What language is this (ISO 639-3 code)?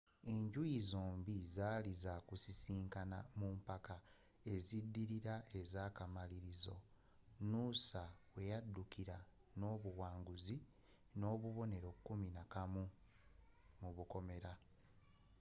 lug